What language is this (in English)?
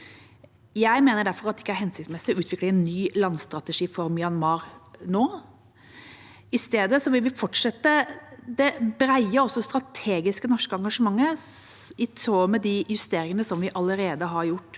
Norwegian